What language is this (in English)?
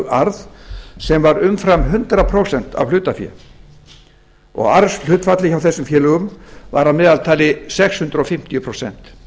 Icelandic